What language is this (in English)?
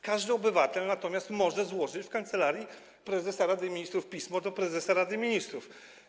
Polish